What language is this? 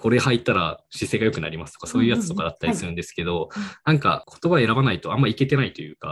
Japanese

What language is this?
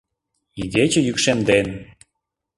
Mari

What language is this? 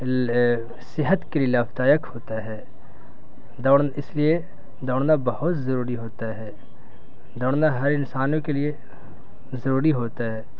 Urdu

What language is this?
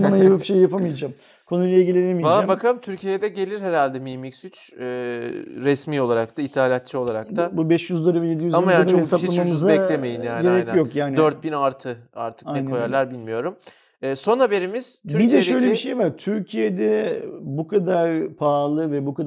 Turkish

